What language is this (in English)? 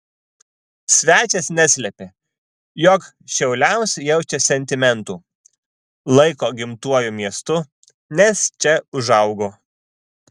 Lithuanian